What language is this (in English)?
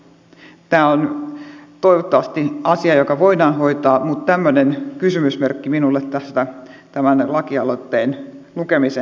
Finnish